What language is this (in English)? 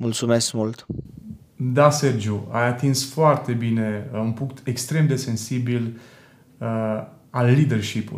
Romanian